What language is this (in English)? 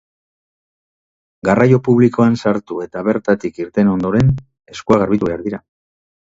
Basque